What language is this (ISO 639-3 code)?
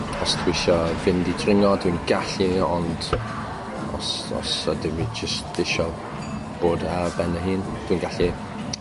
cym